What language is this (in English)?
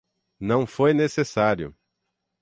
Portuguese